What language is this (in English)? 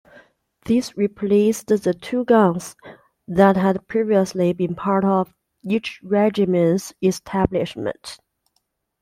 English